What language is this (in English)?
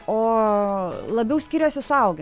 Lithuanian